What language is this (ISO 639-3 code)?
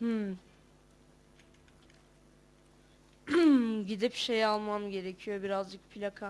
tur